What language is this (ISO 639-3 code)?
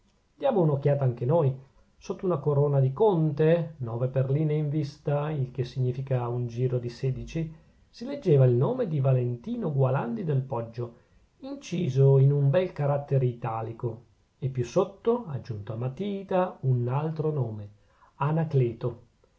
ita